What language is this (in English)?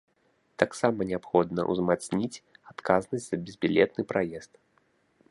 Belarusian